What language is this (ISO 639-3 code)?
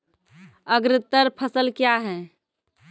mai